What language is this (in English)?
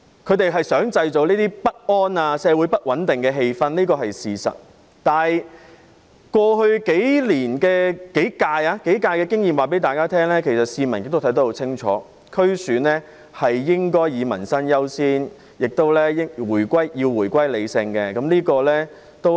Cantonese